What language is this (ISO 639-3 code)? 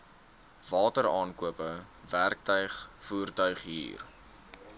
afr